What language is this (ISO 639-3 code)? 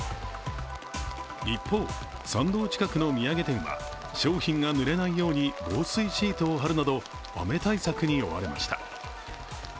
jpn